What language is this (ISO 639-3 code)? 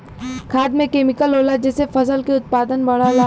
bho